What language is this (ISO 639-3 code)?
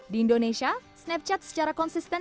ind